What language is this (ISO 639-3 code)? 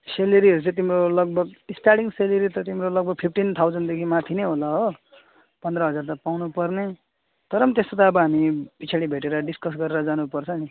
nep